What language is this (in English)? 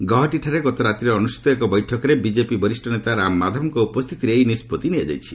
Odia